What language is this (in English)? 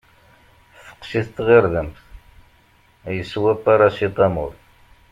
Kabyle